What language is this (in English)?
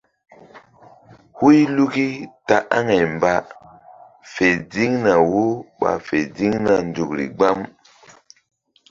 Mbum